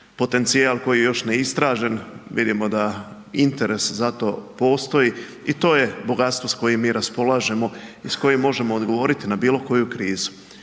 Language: Croatian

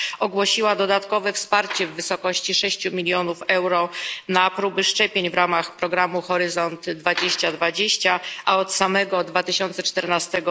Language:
Polish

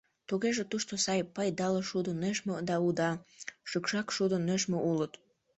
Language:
Mari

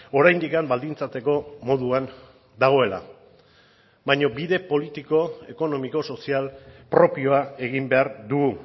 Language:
Basque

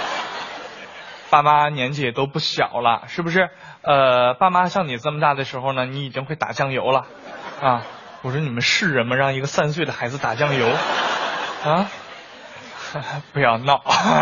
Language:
Chinese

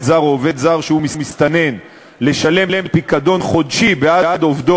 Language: Hebrew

